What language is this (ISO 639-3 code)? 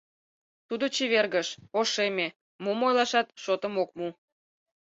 chm